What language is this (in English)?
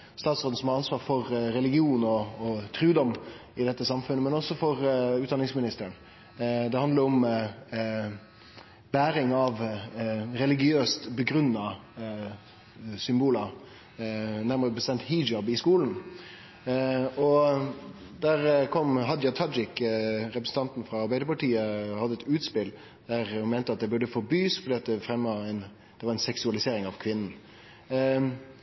Norwegian Nynorsk